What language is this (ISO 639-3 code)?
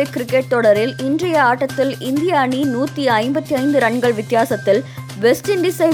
tam